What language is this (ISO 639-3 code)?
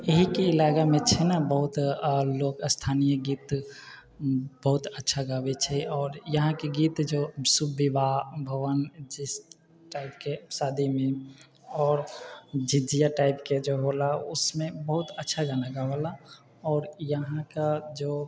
mai